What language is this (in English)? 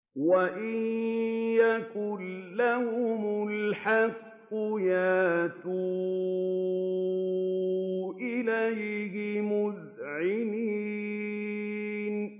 Arabic